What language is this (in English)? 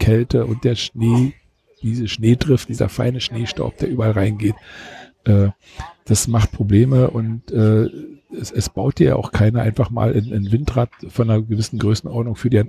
German